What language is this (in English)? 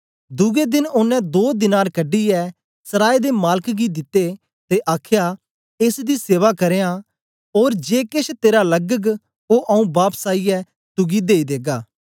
Dogri